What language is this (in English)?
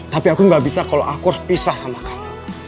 Indonesian